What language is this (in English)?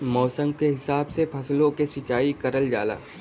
Bhojpuri